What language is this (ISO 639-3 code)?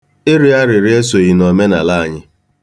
ibo